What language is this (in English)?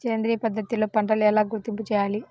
Telugu